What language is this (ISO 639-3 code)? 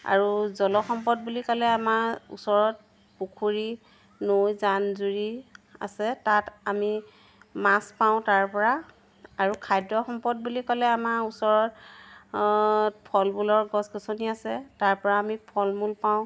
asm